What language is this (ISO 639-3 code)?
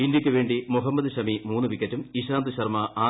mal